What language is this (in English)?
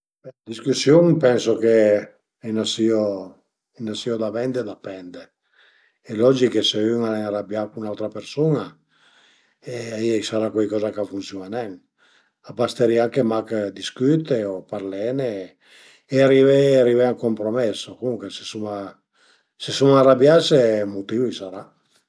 Piedmontese